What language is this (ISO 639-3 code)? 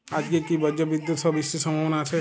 ben